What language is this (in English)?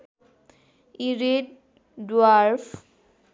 Nepali